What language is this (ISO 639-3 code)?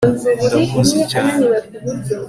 kin